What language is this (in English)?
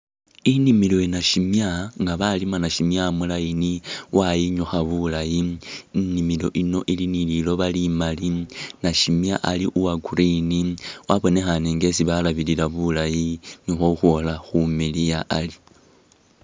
Masaaba